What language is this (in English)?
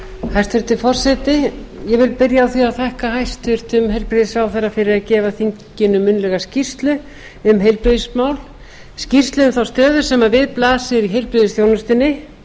Icelandic